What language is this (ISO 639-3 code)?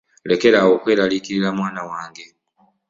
lug